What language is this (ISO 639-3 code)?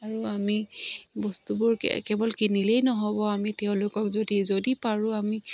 asm